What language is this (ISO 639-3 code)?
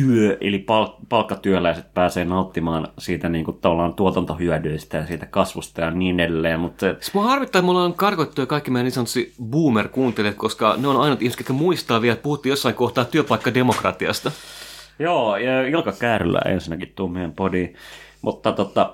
fin